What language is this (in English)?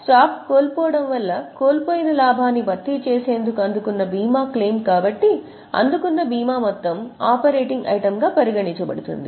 Telugu